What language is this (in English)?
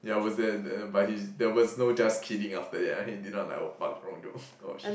English